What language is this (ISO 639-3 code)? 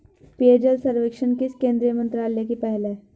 hin